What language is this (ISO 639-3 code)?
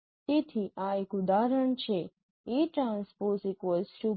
guj